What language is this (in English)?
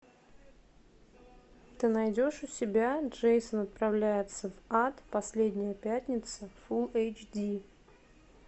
Russian